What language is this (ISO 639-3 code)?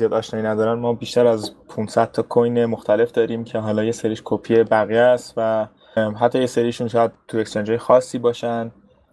fas